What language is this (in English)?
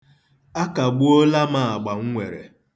Igbo